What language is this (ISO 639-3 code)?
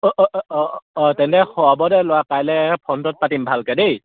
asm